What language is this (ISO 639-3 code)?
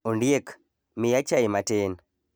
luo